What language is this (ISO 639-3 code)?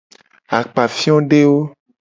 gej